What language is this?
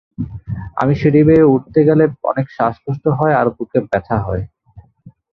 Bangla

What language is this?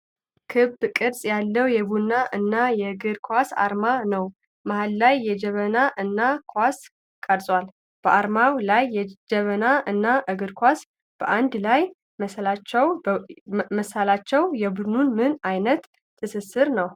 Amharic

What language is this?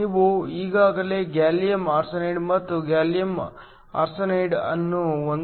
Kannada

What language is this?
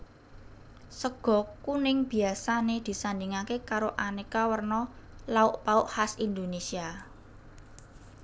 Javanese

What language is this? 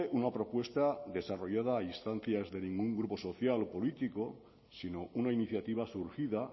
Spanish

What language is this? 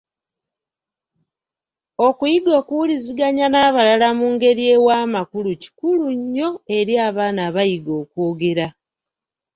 Ganda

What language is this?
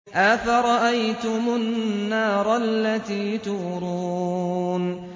Arabic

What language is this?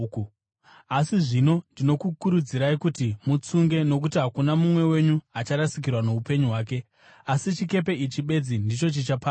Shona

